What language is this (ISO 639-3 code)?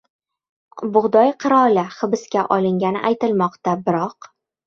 uzb